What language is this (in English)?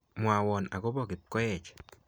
Kalenjin